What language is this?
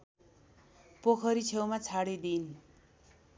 Nepali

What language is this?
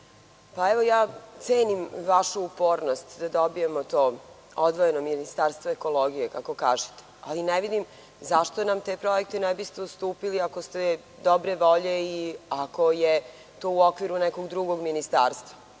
Serbian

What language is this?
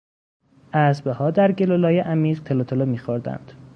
Persian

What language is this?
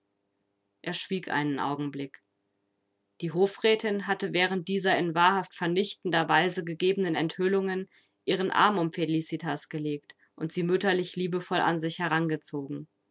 German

